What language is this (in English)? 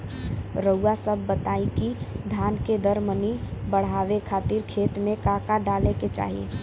Bhojpuri